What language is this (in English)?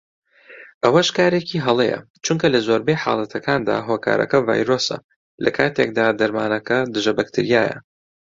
Central Kurdish